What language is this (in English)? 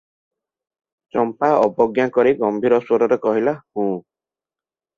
Odia